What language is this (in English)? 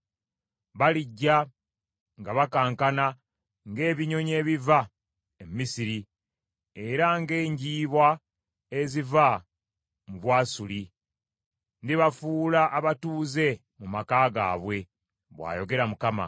Ganda